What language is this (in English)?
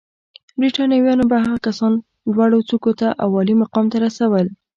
Pashto